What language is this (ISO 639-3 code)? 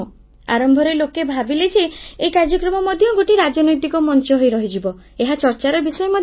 ori